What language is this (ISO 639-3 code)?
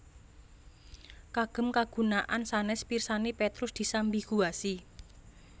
jav